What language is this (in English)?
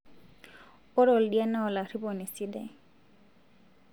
Masai